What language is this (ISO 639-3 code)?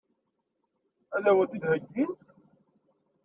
kab